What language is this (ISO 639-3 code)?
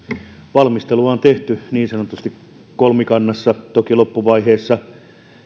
fin